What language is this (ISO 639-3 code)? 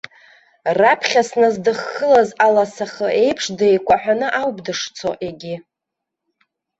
abk